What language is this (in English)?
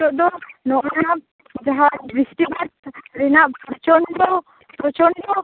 Santali